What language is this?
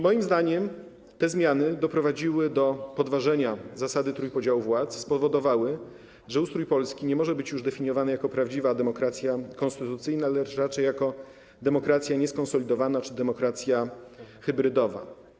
Polish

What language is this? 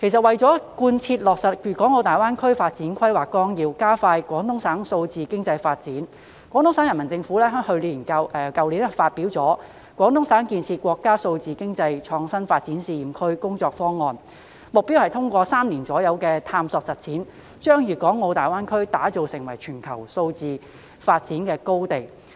Cantonese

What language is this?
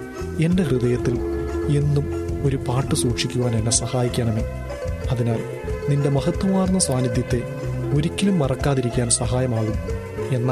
Malayalam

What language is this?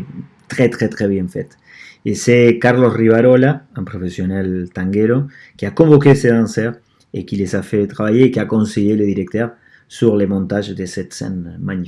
French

